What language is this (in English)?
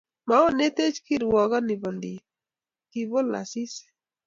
Kalenjin